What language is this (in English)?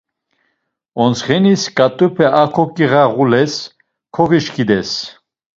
Laz